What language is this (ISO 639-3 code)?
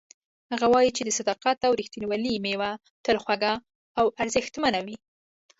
pus